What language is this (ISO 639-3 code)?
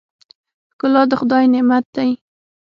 pus